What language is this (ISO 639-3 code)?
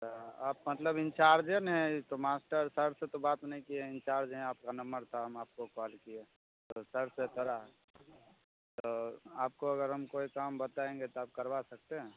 mai